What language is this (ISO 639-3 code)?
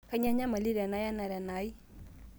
mas